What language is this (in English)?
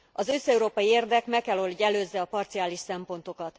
Hungarian